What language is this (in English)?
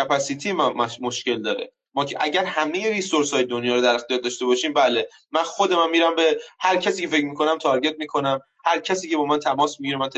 Persian